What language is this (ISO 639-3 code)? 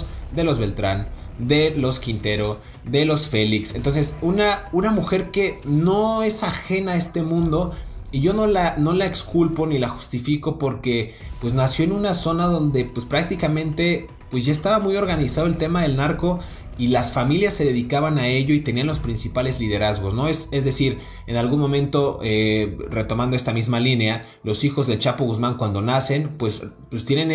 spa